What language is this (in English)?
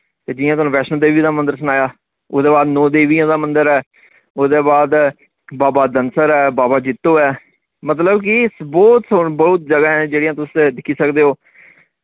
Dogri